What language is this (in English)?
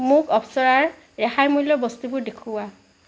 Assamese